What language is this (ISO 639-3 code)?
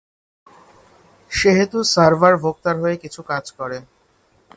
ben